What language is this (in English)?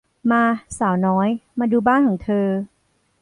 Thai